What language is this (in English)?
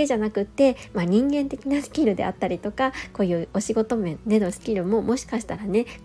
Japanese